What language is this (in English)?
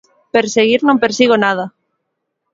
Galician